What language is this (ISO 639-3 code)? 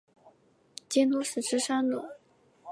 zho